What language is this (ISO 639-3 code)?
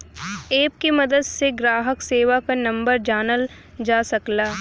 bho